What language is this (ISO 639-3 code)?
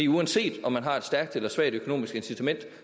dan